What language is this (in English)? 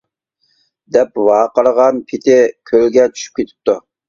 Uyghur